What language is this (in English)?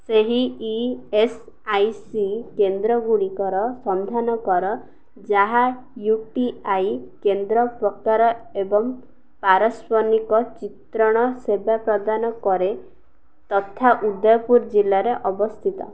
Odia